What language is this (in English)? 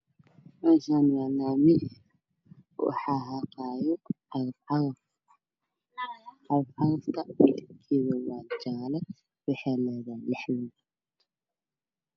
Somali